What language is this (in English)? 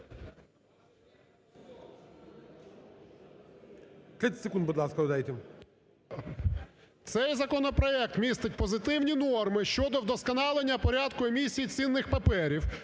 Ukrainian